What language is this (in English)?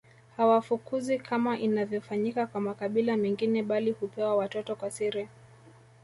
Swahili